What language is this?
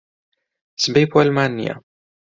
Central Kurdish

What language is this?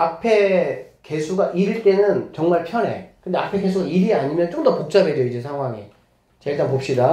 Korean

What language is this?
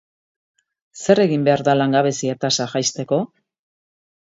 Basque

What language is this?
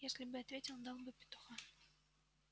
Russian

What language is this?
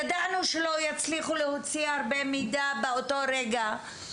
Hebrew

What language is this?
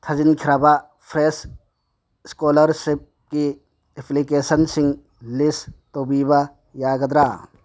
Manipuri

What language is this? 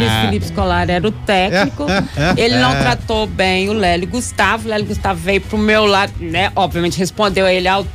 Portuguese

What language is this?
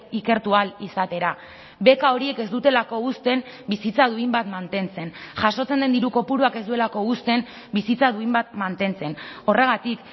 Basque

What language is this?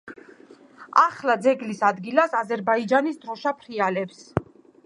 Georgian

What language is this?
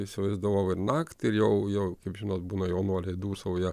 Lithuanian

